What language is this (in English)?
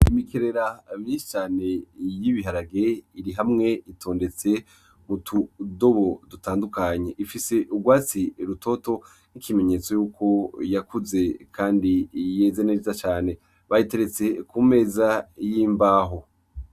Rundi